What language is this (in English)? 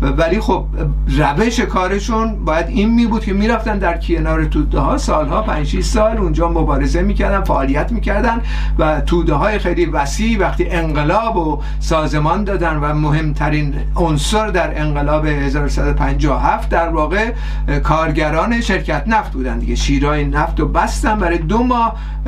Persian